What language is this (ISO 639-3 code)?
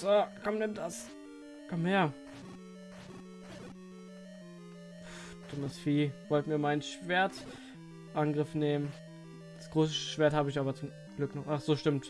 deu